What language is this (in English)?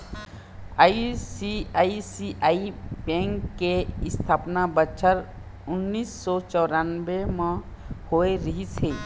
Chhattisgarhi